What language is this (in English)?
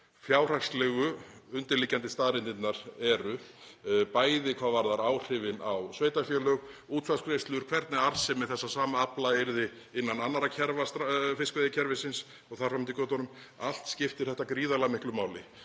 Icelandic